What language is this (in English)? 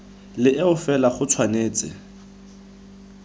Tswana